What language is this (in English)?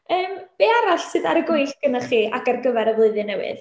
Welsh